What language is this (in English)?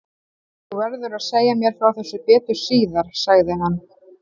Icelandic